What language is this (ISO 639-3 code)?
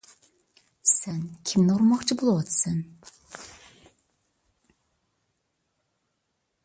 uig